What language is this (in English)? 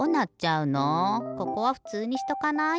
Japanese